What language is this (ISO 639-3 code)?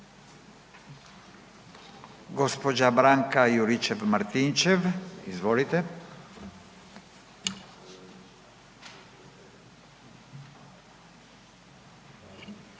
hrv